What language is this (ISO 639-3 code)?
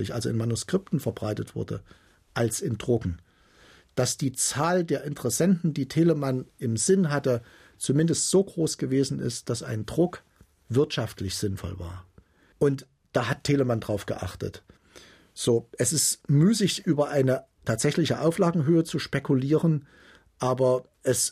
deu